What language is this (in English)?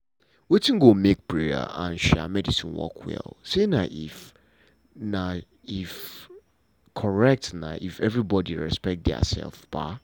Nigerian Pidgin